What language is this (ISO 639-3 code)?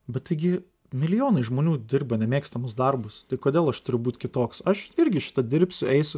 lit